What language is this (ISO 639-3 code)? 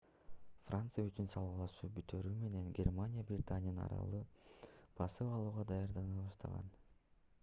kir